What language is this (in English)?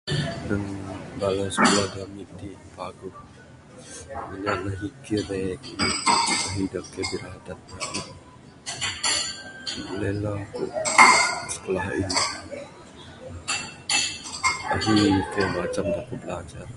Bukar-Sadung Bidayuh